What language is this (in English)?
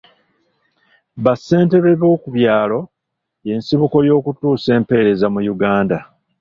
Ganda